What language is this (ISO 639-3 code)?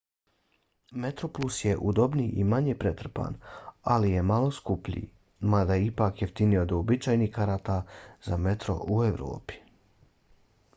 bos